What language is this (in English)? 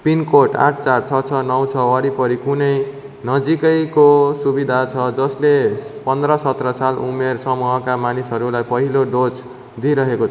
Nepali